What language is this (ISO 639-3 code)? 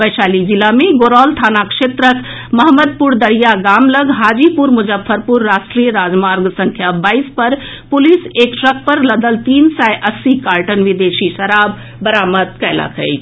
mai